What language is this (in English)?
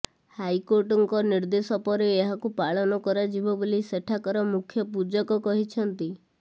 Odia